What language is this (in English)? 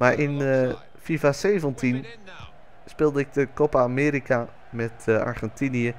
Dutch